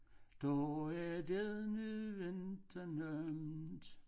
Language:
Danish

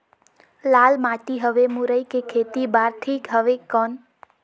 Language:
Chhattisgarhi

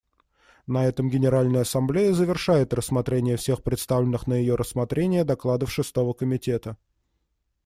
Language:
Russian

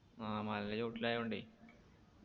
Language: Malayalam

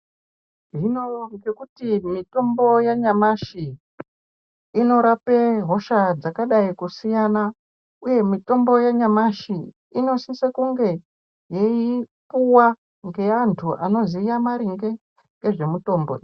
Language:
Ndau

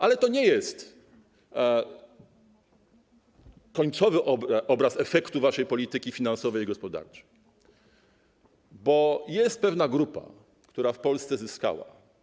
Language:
Polish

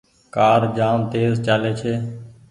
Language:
Goaria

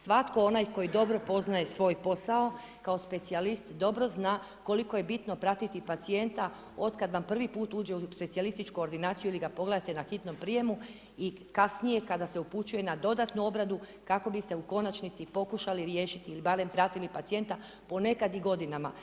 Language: Croatian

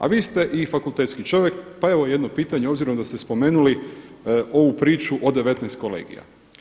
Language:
Croatian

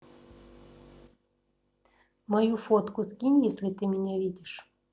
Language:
Russian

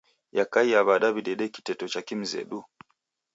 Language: Taita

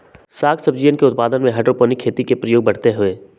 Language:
Magahi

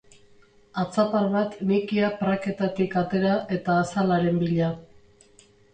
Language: Basque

